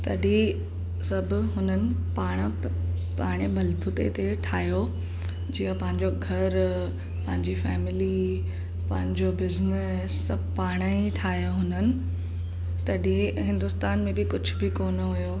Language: Sindhi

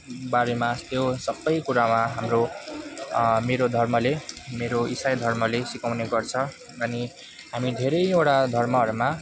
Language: Nepali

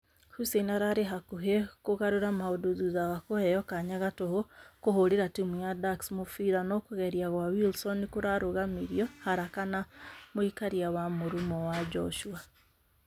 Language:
Kikuyu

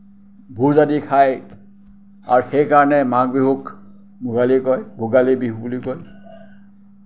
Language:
Assamese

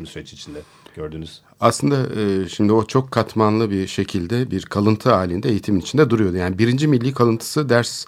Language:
Turkish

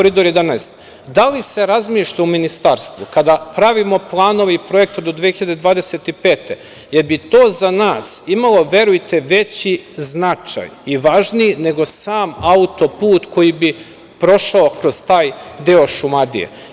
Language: Serbian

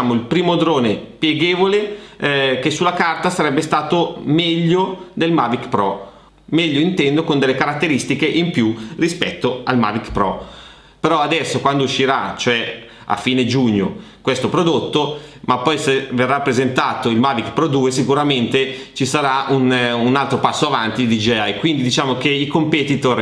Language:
Italian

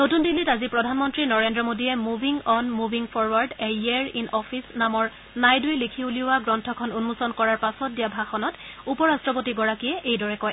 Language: Assamese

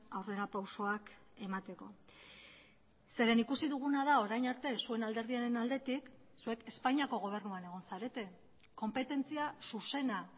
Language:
Basque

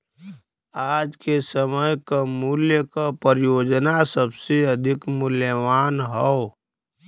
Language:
Bhojpuri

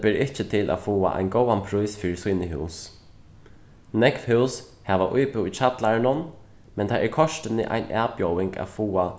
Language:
Faroese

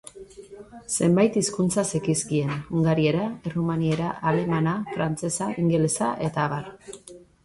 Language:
Basque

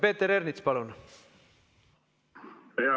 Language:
Estonian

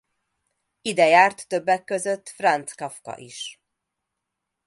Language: Hungarian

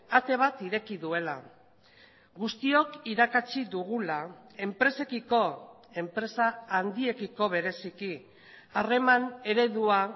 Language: Basque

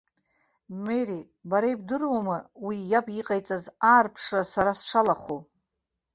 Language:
Abkhazian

